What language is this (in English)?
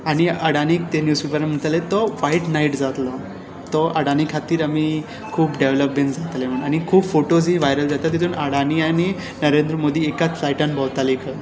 Konkani